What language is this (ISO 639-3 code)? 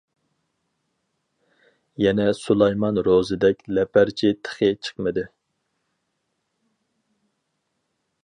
uig